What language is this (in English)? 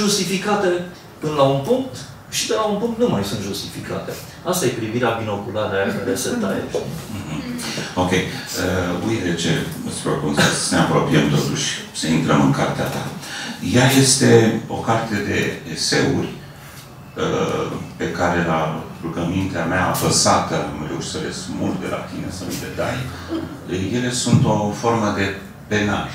Romanian